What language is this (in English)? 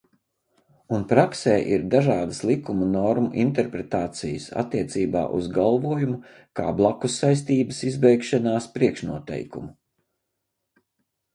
Latvian